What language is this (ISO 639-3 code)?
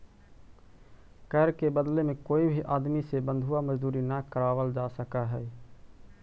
mag